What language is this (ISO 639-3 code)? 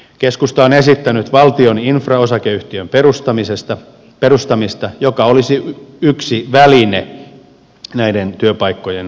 fin